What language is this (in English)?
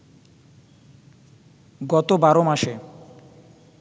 Bangla